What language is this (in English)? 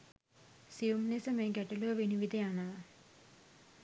Sinhala